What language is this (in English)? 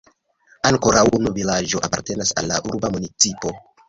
Esperanto